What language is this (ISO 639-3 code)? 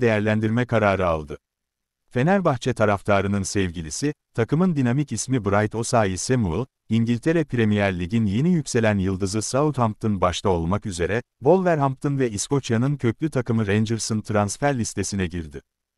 tur